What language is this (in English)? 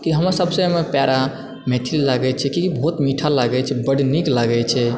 Maithili